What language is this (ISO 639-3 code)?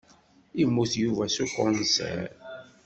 kab